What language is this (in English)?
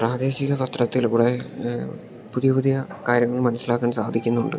Malayalam